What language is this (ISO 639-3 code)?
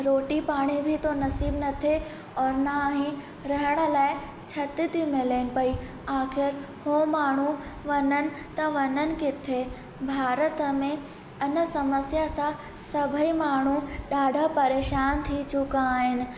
snd